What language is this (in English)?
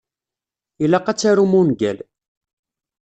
Kabyle